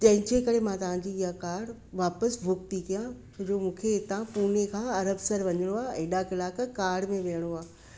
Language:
Sindhi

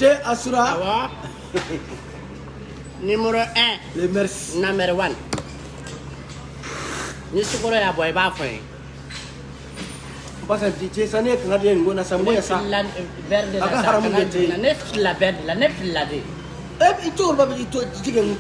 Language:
Indonesian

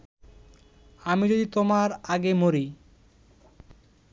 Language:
Bangla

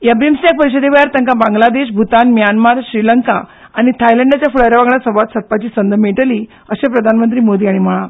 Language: Konkani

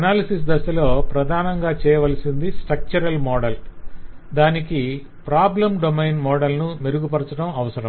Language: Telugu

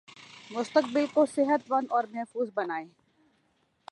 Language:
Urdu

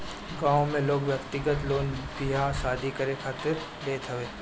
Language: Bhojpuri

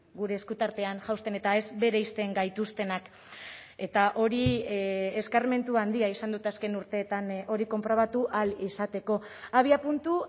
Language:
Basque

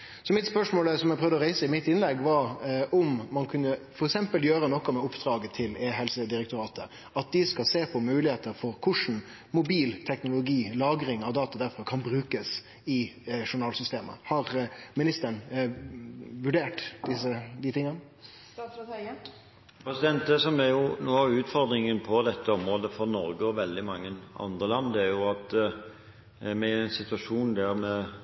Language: Norwegian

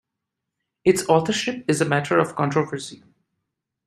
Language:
English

